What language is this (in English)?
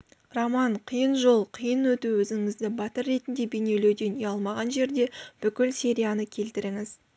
Kazakh